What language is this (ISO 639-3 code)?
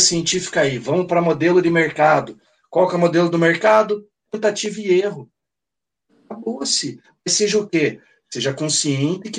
por